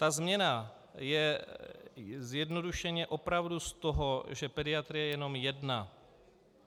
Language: Czech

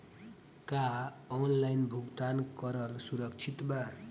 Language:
Bhojpuri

